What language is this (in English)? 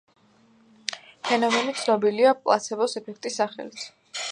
Georgian